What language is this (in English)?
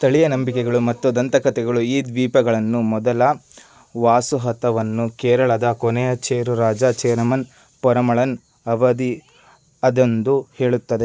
Kannada